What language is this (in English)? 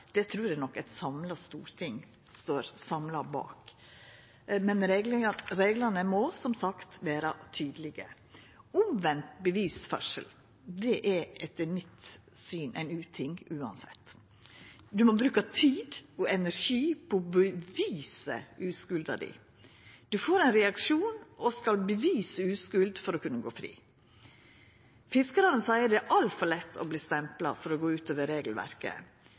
Norwegian Nynorsk